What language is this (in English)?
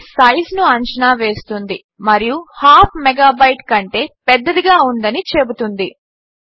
Telugu